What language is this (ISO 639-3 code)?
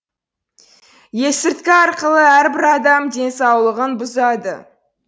kaz